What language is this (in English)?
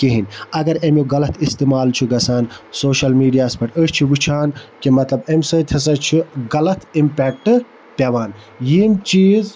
Kashmiri